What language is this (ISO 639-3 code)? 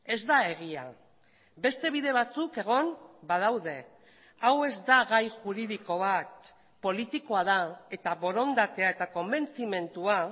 eus